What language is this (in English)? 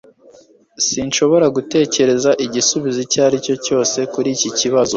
Kinyarwanda